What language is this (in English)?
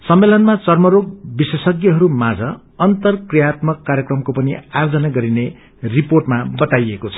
Nepali